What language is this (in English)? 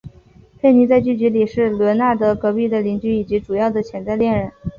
Chinese